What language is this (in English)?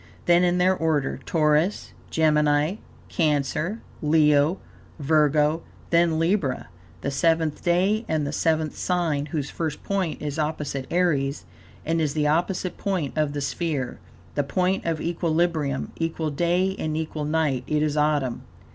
English